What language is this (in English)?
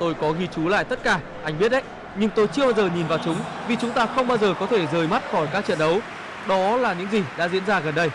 Vietnamese